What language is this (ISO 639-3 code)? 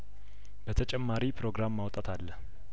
amh